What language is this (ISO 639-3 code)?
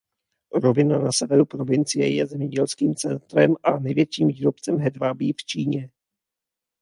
ces